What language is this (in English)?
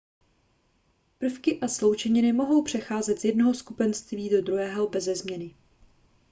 Czech